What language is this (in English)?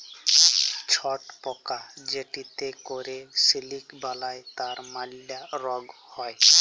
Bangla